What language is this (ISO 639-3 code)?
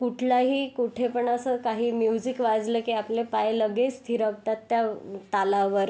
mar